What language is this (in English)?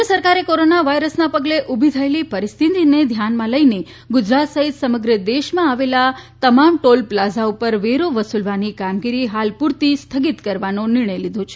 Gujarati